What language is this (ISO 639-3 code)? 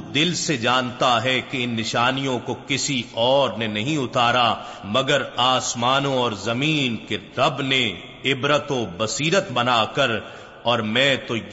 urd